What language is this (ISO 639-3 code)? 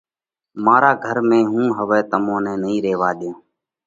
kvx